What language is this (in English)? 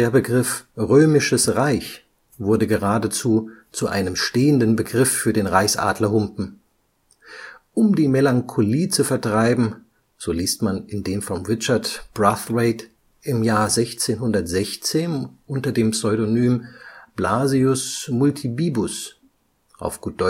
German